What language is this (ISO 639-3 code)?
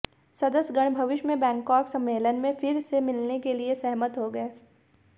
hin